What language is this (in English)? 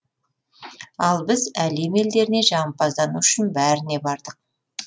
Kazakh